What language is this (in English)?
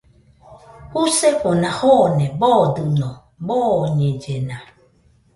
Nüpode Huitoto